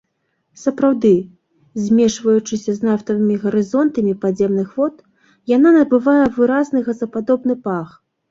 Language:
Belarusian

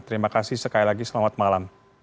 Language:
Indonesian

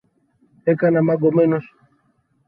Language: Greek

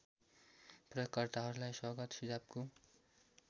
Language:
Nepali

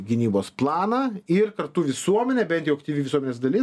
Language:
Lithuanian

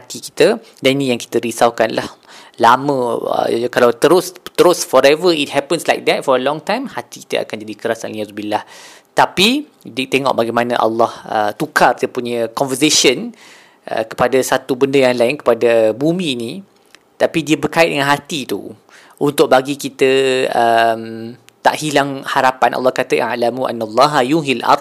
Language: Malay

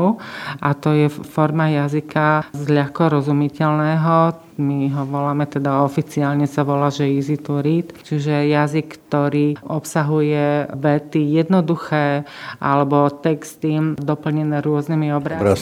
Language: Slovak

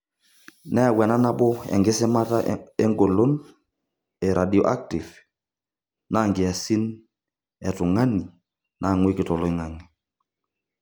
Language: Masai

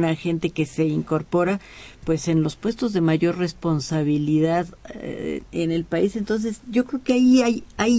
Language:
Spanish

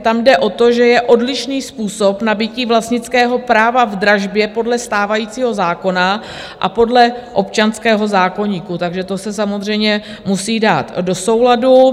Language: Czech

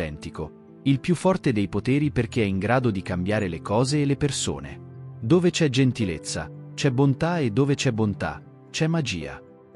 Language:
Italian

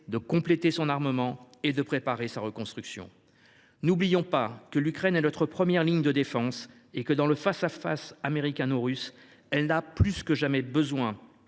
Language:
French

